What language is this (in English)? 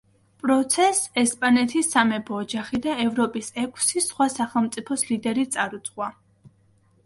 Georgian